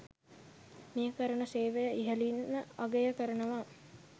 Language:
Sinhala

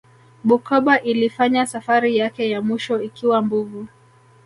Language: Swahili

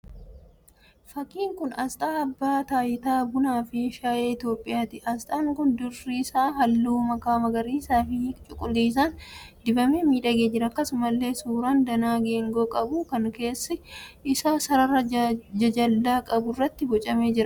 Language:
Oromo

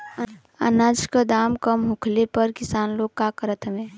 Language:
Bhojpuri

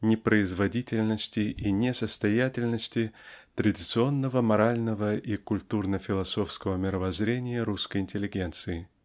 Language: Russian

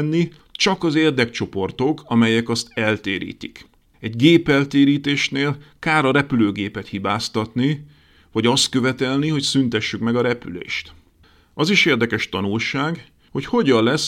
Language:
Hungarian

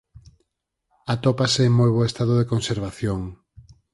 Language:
Galician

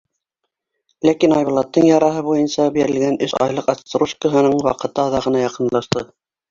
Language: Bashkir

